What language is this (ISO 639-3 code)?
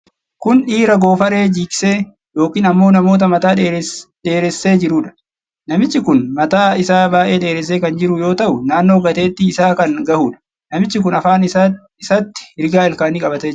orm